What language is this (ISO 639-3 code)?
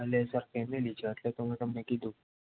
guj